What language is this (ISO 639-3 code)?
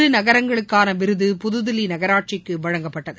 tam